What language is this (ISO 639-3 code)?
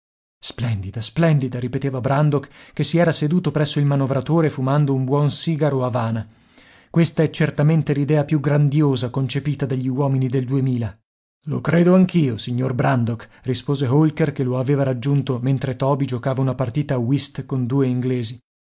ita